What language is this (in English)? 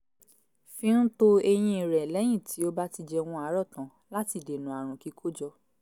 Yoruba